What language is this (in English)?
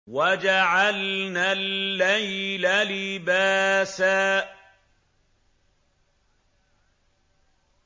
Arabic